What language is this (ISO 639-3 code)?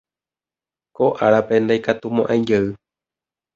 grn